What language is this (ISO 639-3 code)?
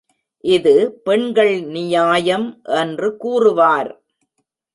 tam